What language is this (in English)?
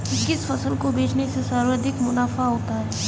Hindi